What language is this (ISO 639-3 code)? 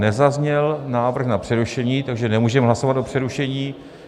ces